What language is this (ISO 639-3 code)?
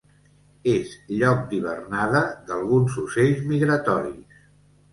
cat